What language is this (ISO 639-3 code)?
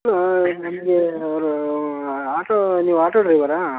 kan